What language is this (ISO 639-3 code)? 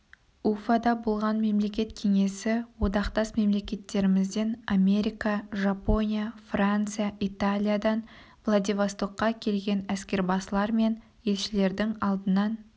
kaz